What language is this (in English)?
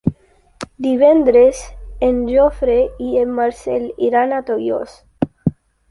Catalan